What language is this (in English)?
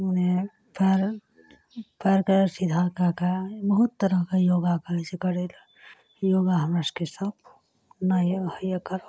Maithili